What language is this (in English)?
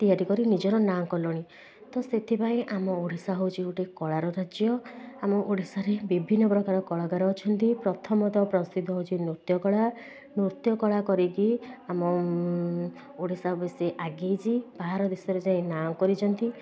Odia